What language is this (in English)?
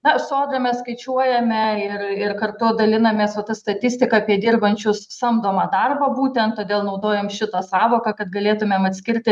Lithuanian